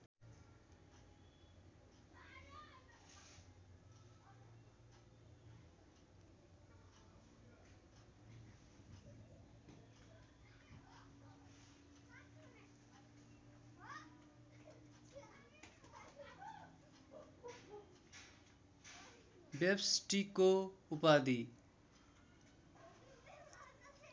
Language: Nepali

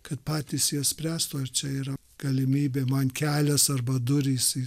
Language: Lithuanian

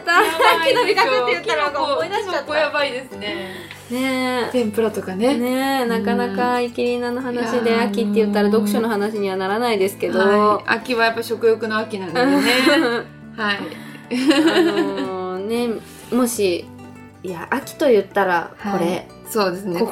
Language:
Japanese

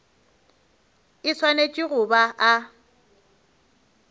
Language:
Northern Sotho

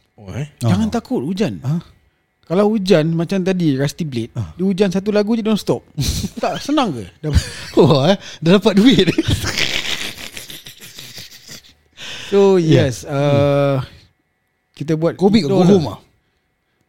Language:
Malay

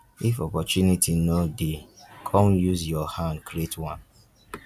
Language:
Nigerian Pidgin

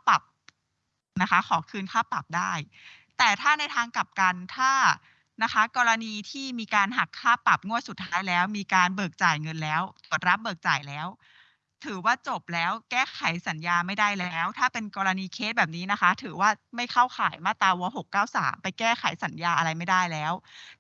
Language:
Thai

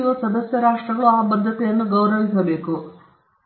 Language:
Kannada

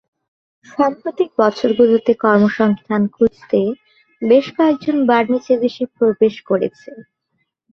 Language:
Bangla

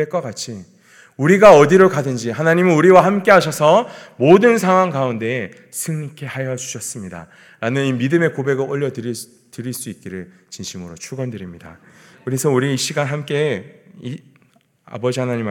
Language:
Korean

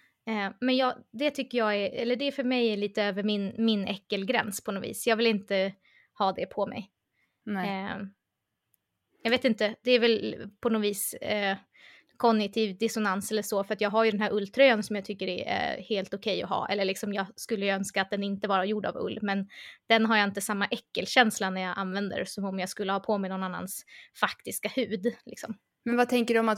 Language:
Swedish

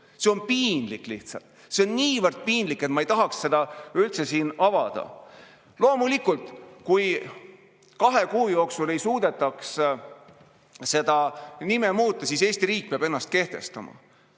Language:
Estonian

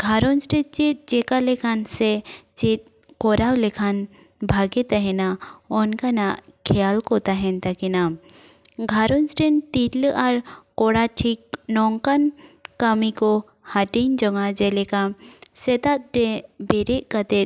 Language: Santali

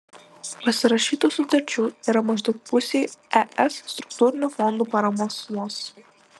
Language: Lithuanian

